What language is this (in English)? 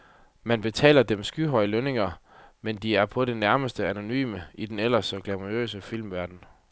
Danish